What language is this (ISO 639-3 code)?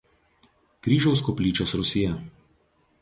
lit